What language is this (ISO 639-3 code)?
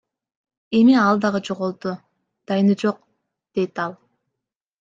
kir